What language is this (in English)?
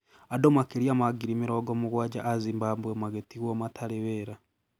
Kikuyu